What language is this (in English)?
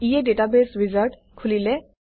Assamese